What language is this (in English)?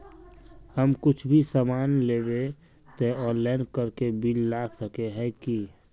Magahi